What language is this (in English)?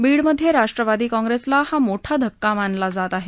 Marathi